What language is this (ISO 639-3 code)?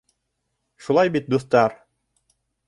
bak